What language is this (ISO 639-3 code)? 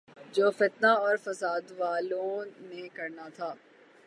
urd